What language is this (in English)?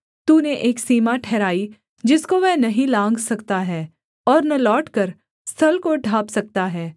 Hindi